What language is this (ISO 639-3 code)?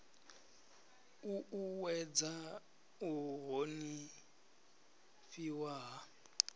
ven